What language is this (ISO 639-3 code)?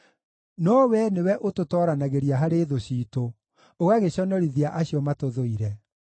kik